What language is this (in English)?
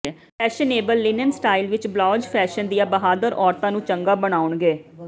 Punjabi